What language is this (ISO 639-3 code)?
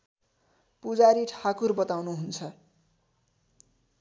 nep